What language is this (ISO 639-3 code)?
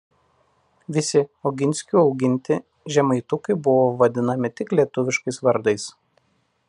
lit